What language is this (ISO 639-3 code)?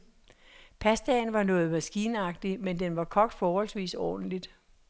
dan